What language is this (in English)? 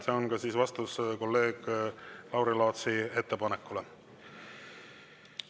Estonian